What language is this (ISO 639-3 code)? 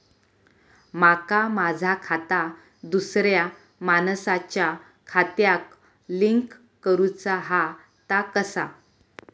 mar